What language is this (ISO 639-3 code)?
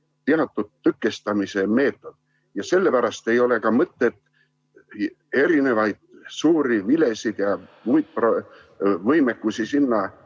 est